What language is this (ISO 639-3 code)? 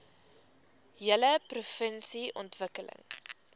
afr